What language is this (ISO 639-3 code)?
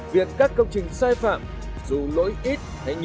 vie